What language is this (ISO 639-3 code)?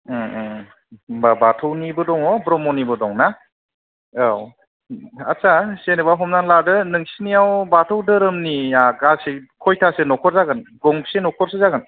brx